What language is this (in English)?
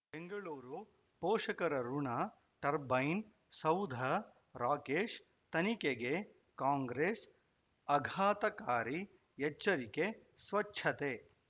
Kannada